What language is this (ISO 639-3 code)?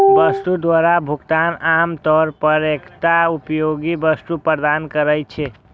mai